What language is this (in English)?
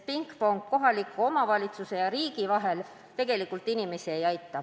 Estonian